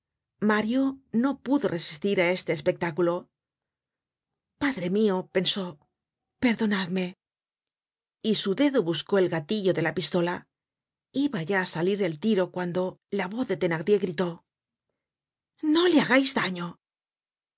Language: Spanish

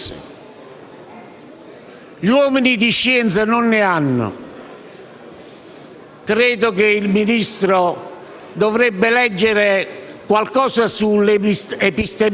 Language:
Italian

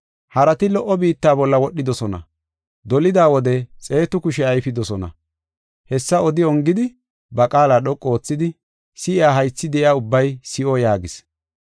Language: Gofa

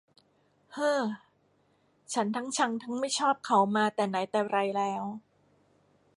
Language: Thai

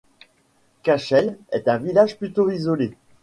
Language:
French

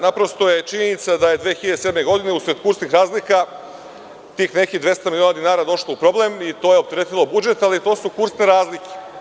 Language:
Serbian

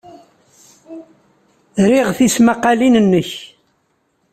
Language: Kabyle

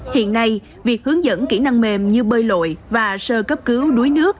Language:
Vietnamese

